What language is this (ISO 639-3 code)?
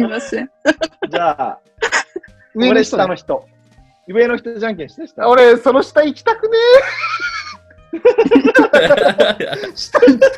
jpn